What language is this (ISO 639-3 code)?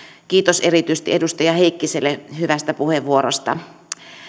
fin